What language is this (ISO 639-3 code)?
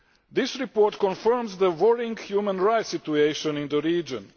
eng